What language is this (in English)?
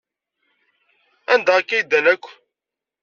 Kabyle